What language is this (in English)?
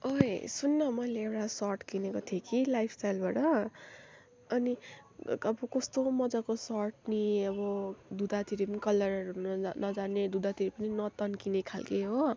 Nepali